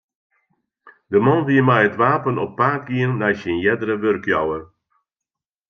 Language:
Western Frisian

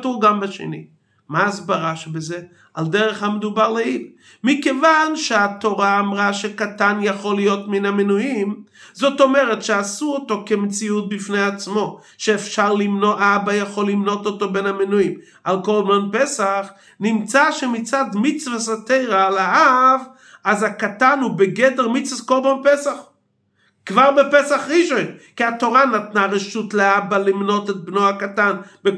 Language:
Hebrew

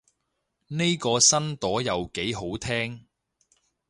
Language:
Cantonese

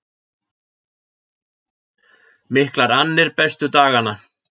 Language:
Icelandic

